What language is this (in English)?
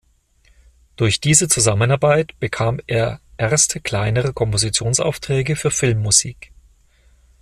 German